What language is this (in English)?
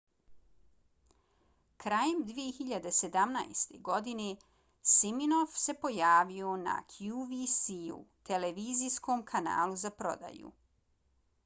Bosnian